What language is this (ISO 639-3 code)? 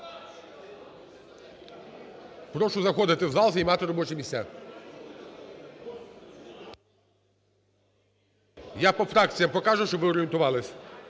ukr